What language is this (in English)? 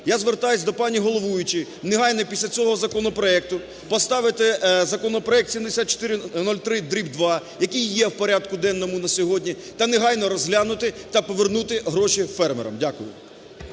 Ukrainian